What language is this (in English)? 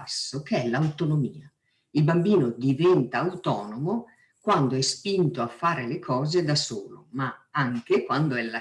Italian